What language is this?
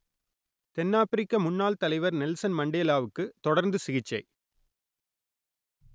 Tamil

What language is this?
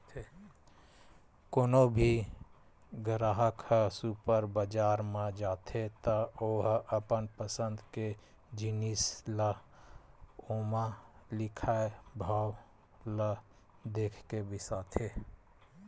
Chhattisgarhi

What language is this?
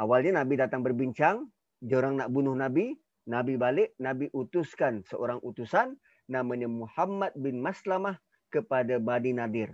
Malay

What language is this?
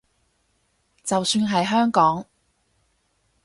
Cantonese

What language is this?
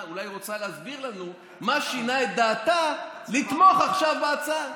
Hebrew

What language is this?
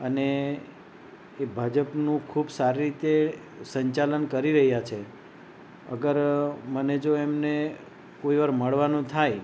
Gujarati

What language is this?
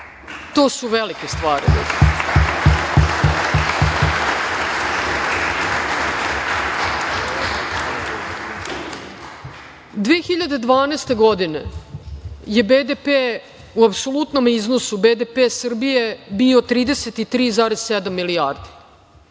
Serbian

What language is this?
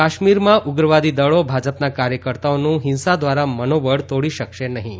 Gujarati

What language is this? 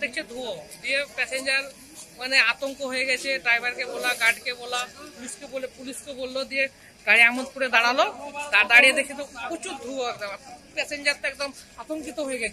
Romanian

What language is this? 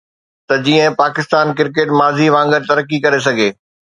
Sindhi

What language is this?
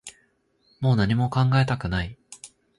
Japanese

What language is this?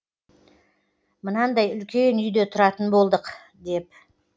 Kazakh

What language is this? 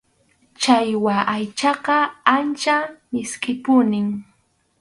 Arequipa-La Unión Quechua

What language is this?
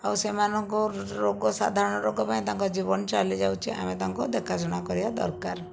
Odia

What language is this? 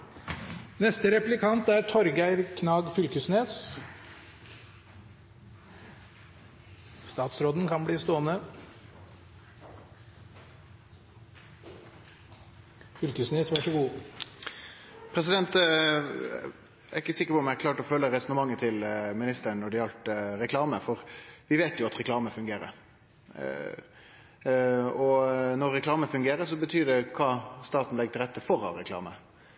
Norwegian Nynorsk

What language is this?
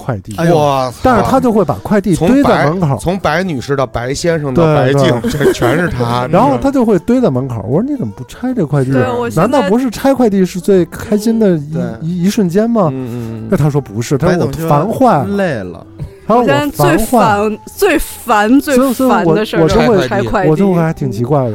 Chinese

